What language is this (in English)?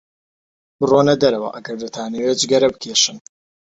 Central Kurdish